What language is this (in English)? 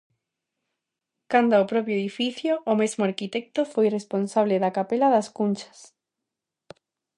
Galician